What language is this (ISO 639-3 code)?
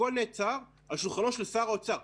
heb